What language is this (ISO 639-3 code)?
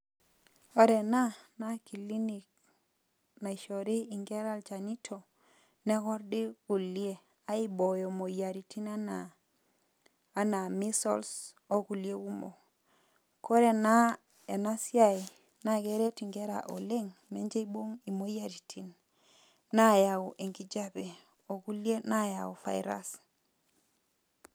mas